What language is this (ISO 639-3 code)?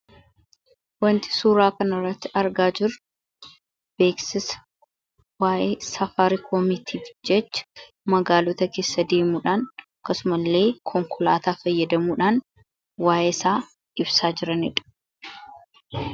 orm